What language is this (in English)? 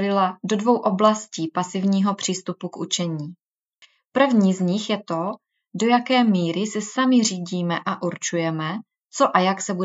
Czech